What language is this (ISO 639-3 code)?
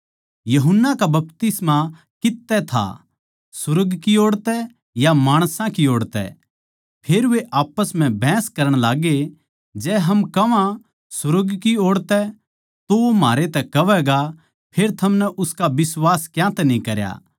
bgc